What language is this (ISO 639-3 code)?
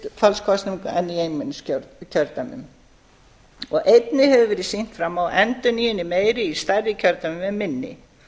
isl